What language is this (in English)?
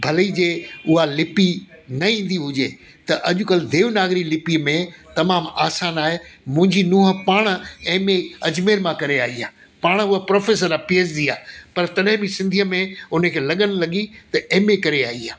Sindhi